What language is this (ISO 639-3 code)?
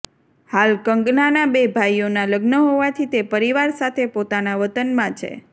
guj